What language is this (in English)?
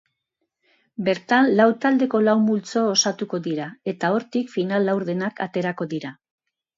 Basque